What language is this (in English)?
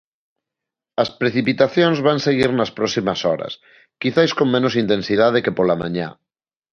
Galician